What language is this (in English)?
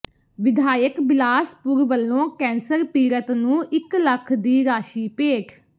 Punjabi